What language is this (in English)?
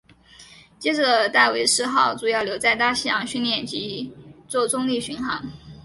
Chinese